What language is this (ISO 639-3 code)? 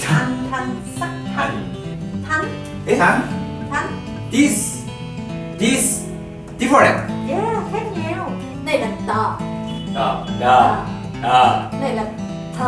jpn